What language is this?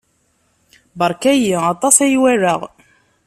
Kabyle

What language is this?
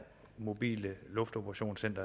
Danish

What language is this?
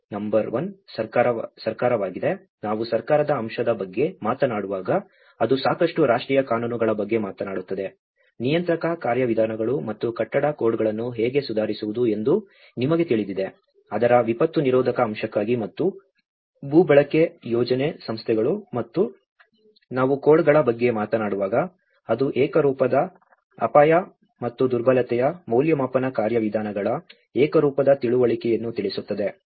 Kannada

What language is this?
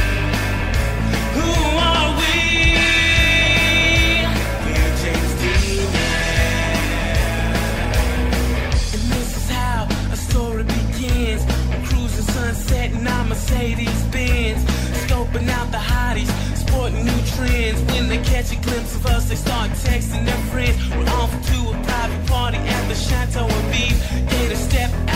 Hebrew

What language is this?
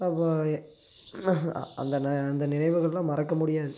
Tamil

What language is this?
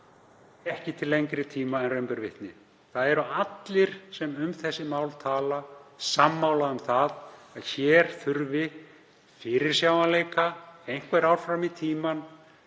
Icelandic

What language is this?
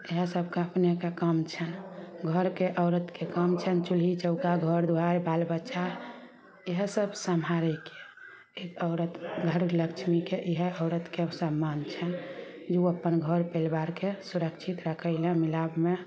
Maithili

